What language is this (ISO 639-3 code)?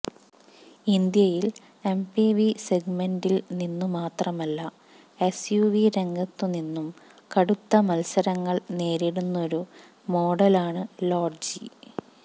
mal